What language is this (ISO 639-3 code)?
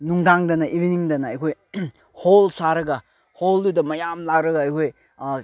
mni